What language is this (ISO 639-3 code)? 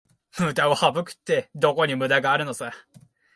jpn